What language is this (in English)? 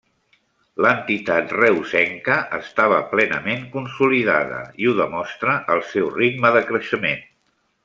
Catalan